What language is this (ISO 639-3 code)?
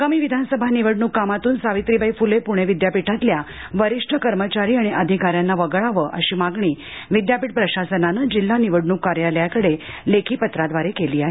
mar